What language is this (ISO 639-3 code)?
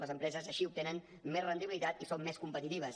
cat